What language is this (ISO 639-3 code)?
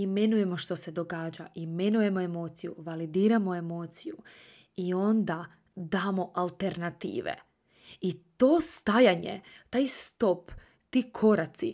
hrv